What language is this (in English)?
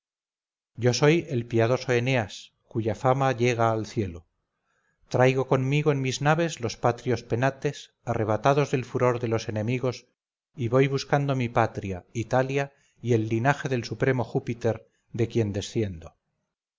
Spanish